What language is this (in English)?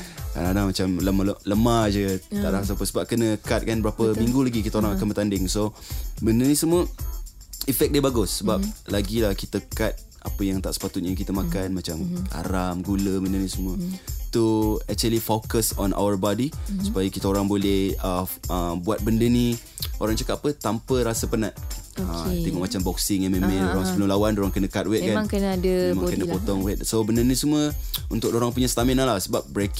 Malay